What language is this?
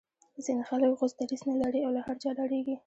Pashto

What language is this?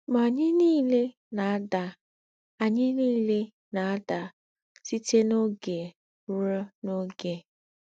Igbo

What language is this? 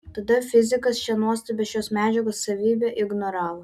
Lithuanian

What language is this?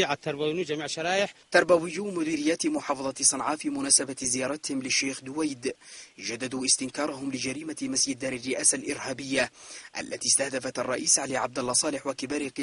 Arabic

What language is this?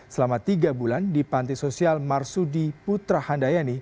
Indonesian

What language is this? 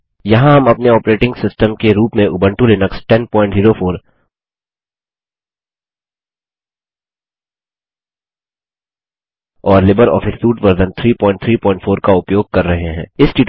Hindi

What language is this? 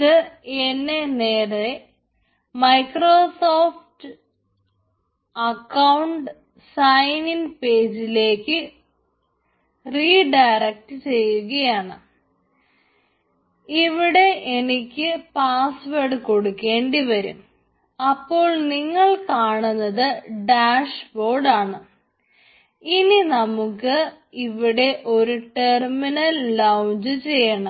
Malayalam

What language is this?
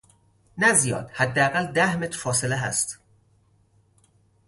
Persian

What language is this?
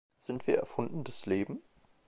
German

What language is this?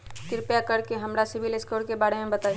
Magahi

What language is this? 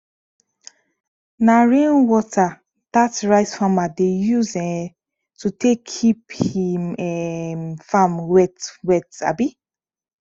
Nigerian Pidgin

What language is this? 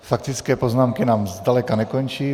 Czech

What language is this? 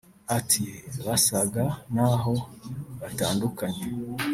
Kinyarwanda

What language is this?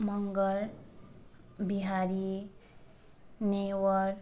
Nepali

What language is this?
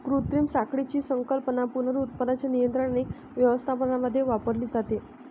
Marathi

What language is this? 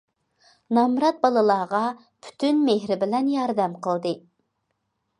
Uyghur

